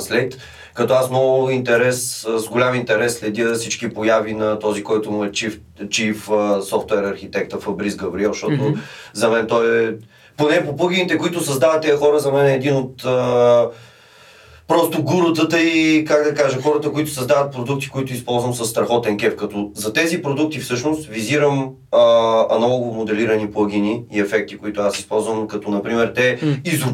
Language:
Bulgarian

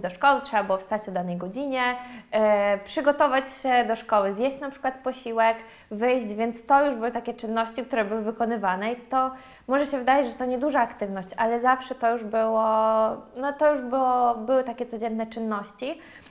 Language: Polish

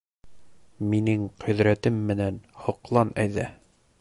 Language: Bashkir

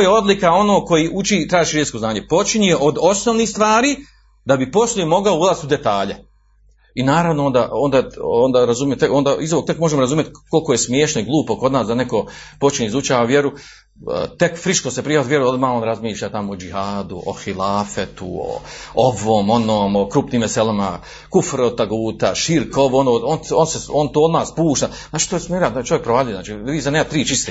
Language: Croatian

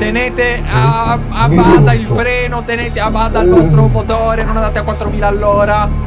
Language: Italian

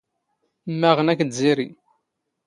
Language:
Standard Moroccan Tamazight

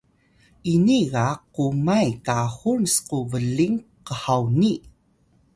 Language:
Atayal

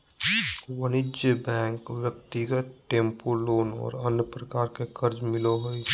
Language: Magahi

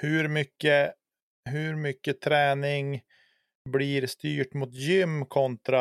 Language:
Swedish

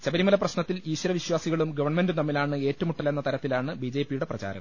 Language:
Malayalam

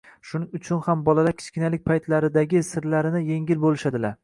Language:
Uzbek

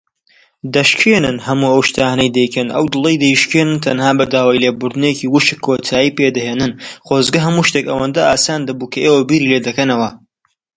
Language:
Central Kurdish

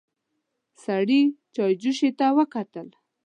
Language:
Pashto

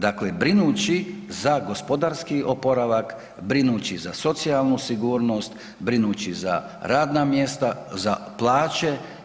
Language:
Croatian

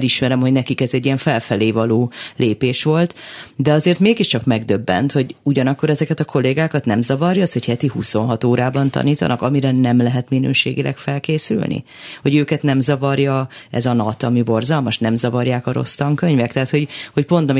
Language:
Hungarian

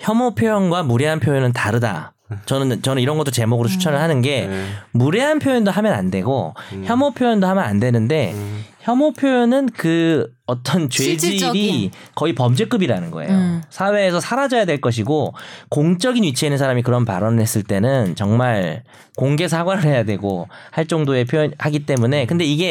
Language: Korean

